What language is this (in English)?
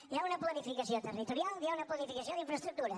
Catalan